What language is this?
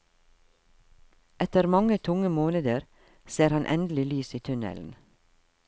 Norwegian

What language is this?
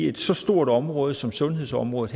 Danish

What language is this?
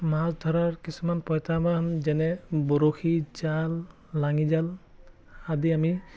Assamese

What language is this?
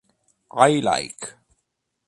Italian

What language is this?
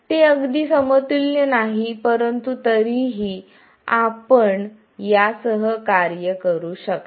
Marathi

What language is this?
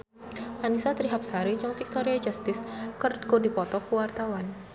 Sundanese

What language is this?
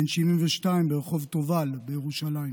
Hebrew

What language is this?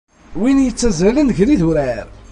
Kabyle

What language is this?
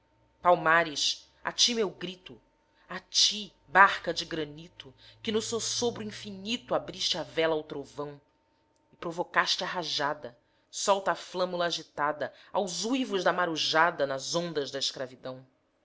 Portuguese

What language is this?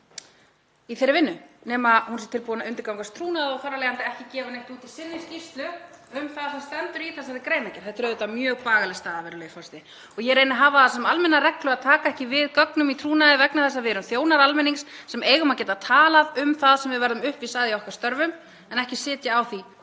Icelandic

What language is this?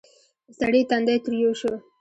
Pashto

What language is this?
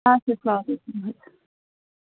Kashmiri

